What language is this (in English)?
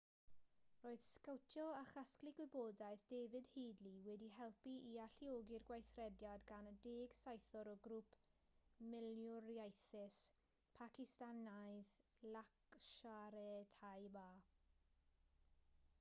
Welsh